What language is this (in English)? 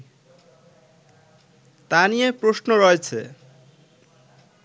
Bangla